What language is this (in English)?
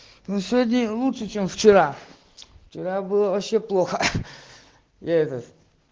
Russian